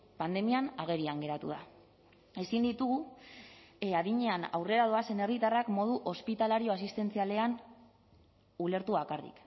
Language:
Basque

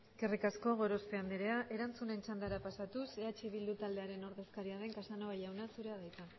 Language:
Basque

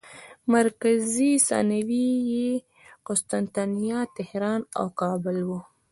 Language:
Pashto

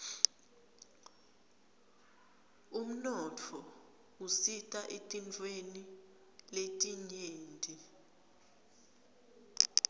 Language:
Swati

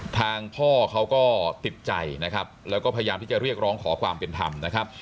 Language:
Thai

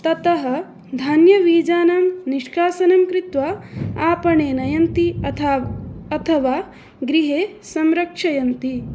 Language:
Sanskrit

